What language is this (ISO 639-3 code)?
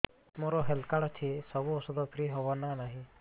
ori